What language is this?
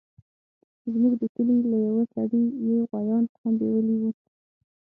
Pashto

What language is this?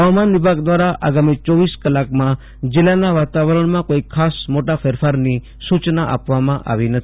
Gujarati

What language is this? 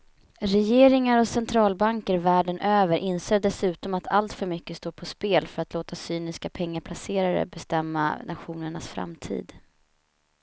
Swedish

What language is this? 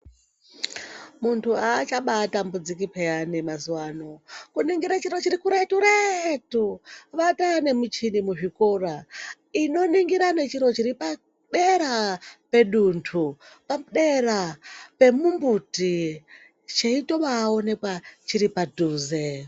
Ndau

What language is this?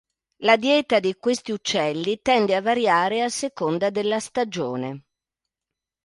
Italian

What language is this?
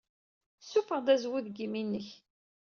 Kabyle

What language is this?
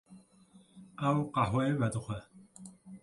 Kurdish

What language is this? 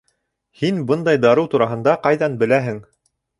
Bashkir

